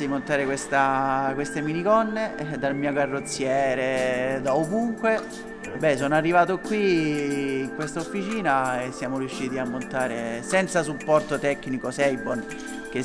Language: Italian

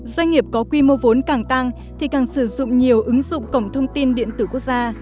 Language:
Vietnamese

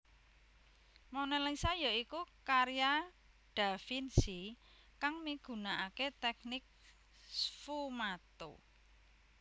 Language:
Javanese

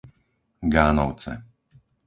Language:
Slovak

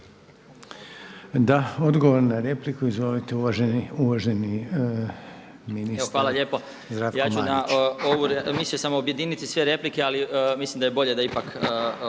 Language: Croatian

